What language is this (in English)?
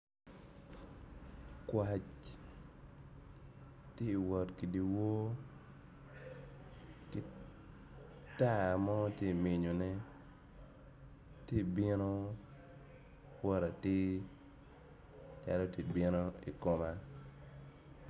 Acoli